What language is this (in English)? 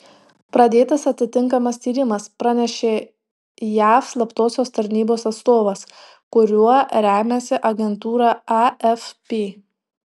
Lithuanian